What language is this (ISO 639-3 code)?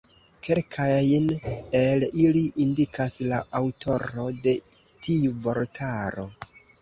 epo